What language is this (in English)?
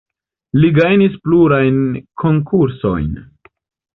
Esperanto